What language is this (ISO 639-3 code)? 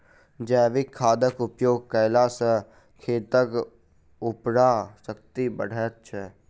mai